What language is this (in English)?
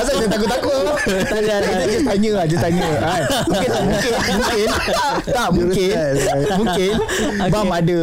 Malay